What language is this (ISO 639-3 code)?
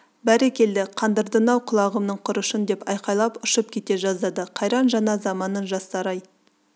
kaz